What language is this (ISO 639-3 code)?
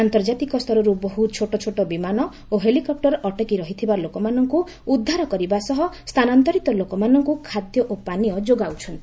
ori